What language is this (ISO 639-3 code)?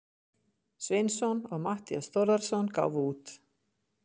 isl